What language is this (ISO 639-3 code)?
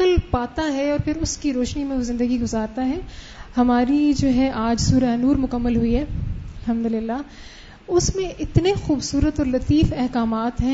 urd